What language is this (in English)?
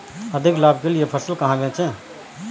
Hindi